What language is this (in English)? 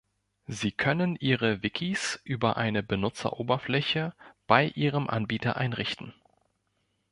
German